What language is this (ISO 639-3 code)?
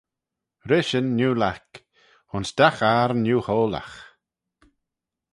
glv